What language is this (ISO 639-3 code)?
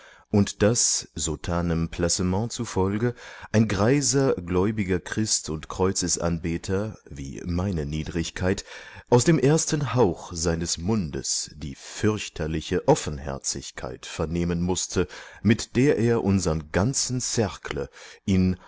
deu